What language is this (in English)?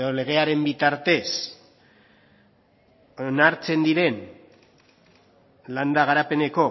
Basque